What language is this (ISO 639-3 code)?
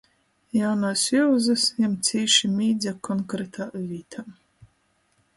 ltg